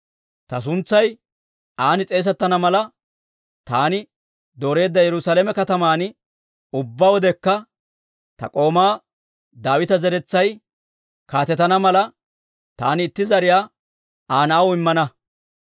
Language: Dawro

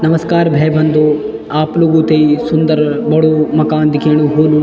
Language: Garhwali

